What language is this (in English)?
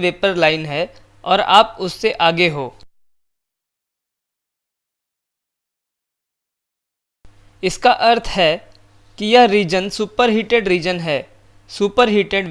Hindi